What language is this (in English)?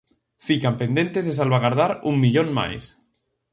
Galician